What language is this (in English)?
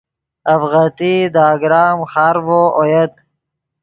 Yidgha